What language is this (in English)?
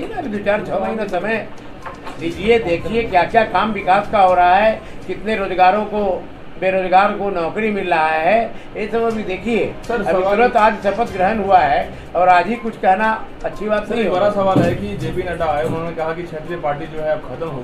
Hindi